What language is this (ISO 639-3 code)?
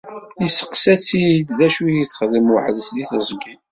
kab